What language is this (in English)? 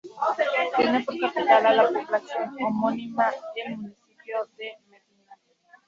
Spanish